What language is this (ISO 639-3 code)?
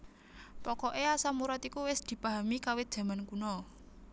jav